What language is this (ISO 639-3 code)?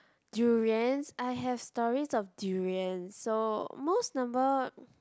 eng